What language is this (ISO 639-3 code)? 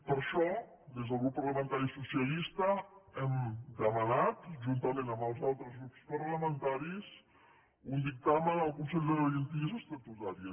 cat